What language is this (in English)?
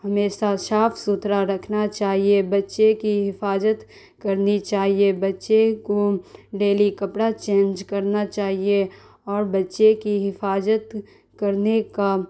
Urdu